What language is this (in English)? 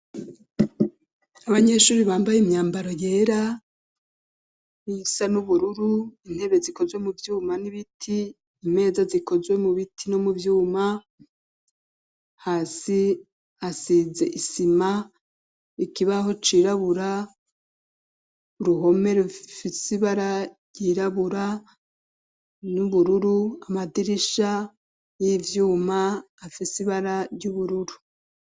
Rundi